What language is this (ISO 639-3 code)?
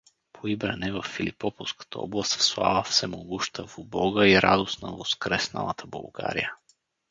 bul